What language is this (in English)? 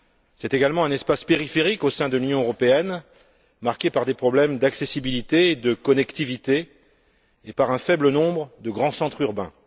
French